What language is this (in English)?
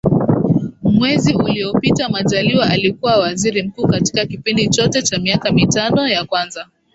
Swahili